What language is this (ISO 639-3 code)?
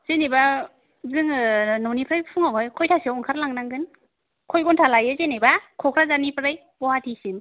brx